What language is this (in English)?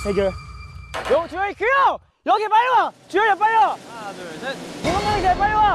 Korean